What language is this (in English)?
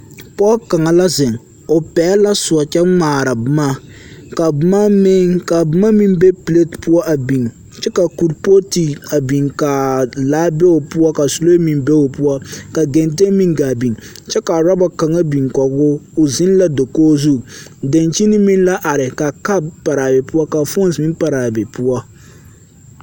Southern Dagaare